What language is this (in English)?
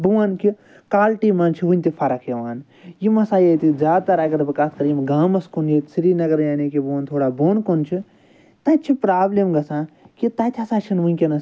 Kashmiri